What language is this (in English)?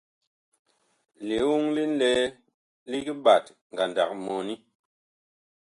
Bakoko